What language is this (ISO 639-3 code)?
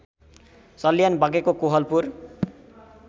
nep